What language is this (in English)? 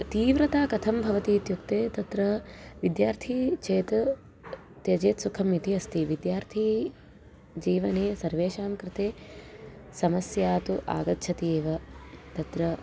Sanskrit